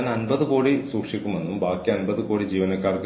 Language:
Malayalam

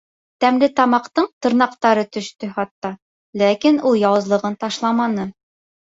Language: Bashkir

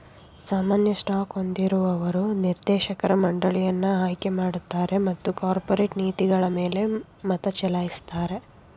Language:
Kannada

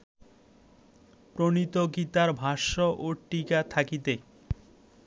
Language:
Bangla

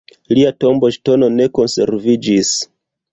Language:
Esperanto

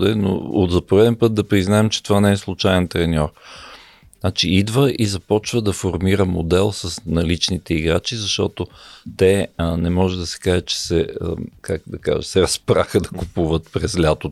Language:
Bulgarian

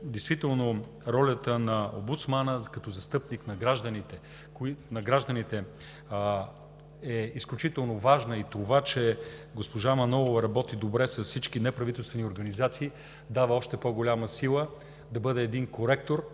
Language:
Bulgarian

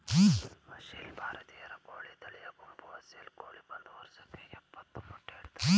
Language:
Kannada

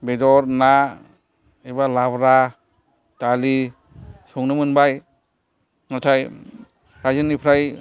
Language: Bodo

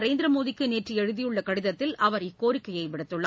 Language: Tamil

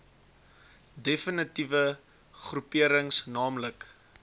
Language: Afrikaans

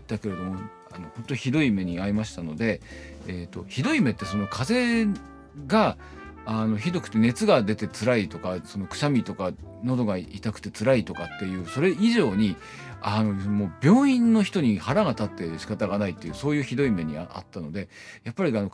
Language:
Japanese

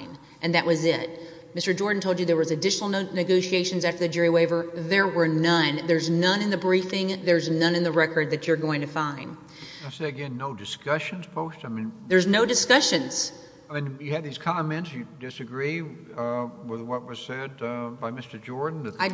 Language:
English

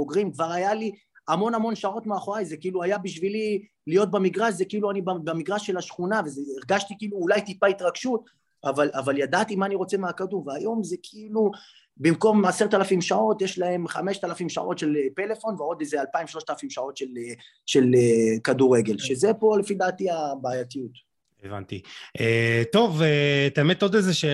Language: Hebrew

